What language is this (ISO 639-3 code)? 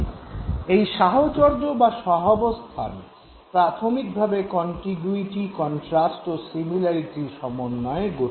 ben